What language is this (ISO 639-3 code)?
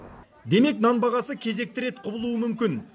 kaz